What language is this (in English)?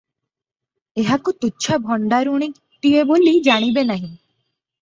Odia